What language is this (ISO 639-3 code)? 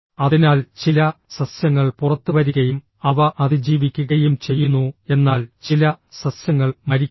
mal